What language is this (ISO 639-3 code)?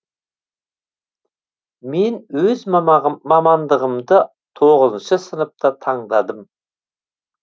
kaz